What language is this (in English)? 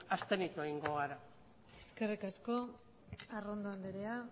Basque